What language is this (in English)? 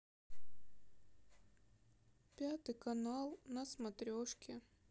Russian